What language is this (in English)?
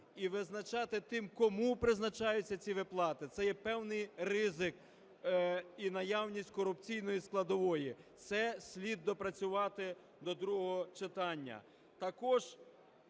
Ukrainian